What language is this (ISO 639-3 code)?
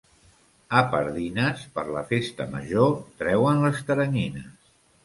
cat